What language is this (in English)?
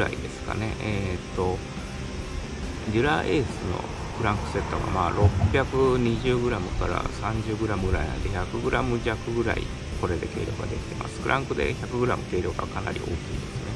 Japanese